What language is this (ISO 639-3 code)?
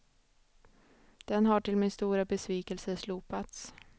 swe